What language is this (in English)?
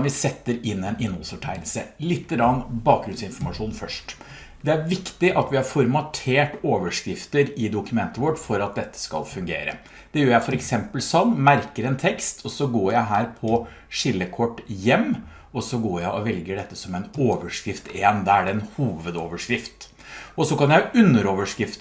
Norwegian